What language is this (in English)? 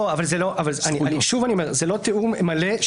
Hebrew